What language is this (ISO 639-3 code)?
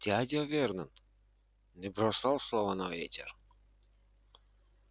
rus